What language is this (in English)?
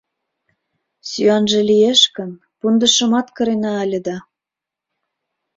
Mari